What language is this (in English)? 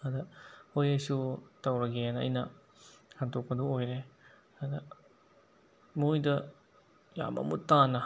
Manipuri